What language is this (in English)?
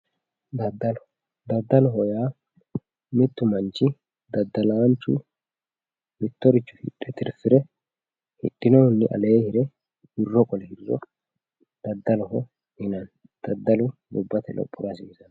Sidamo